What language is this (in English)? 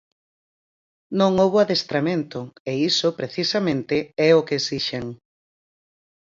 Galician